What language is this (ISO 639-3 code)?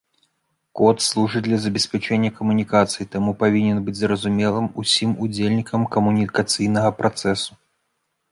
bel